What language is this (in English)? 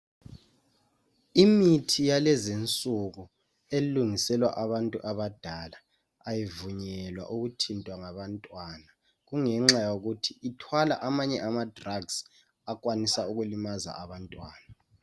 North Ndebele